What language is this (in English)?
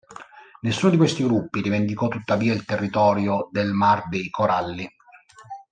Italian